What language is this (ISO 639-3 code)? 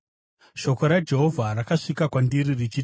sna